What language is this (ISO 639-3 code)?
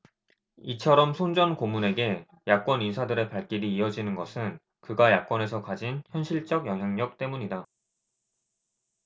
kor